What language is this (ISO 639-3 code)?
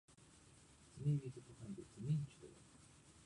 jpn